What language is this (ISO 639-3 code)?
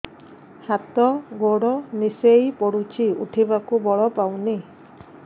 ori